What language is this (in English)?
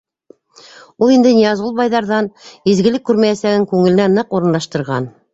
Bashkir